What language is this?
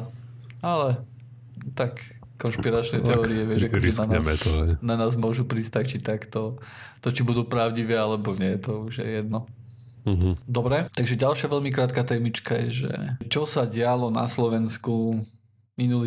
Slovak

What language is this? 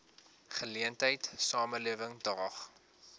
Afrikaans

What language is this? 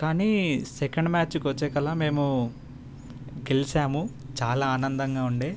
Telugu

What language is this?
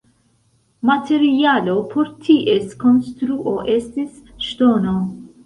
Esperanto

